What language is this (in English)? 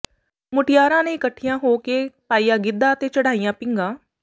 Punjabi